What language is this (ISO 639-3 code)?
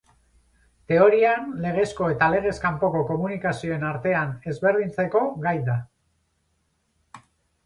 eus